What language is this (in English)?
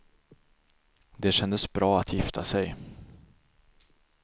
Swedish